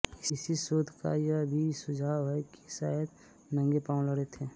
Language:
Hindi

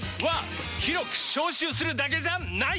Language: Japanese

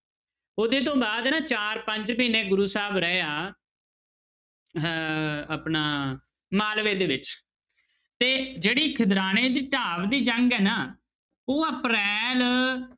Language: Punjabi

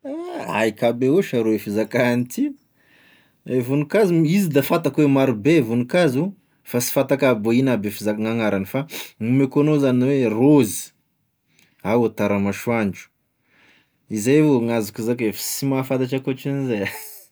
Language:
Tesaka Malagasy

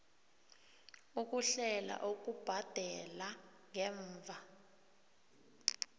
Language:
South Ndebele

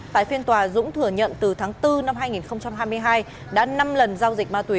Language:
Vietnamese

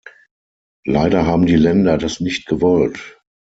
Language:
German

